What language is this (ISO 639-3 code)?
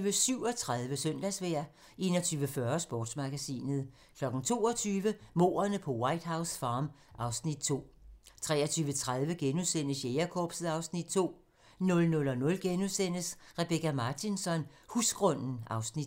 dan